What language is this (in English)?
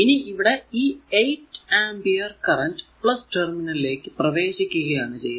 Malayalam